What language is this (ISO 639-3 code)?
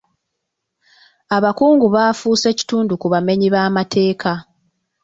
lug